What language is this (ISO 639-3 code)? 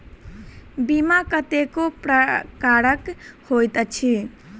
mai